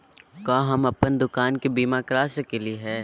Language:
Magahi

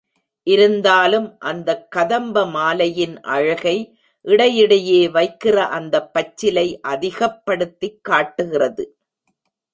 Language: Tamil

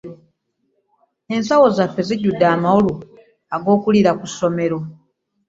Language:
Ganda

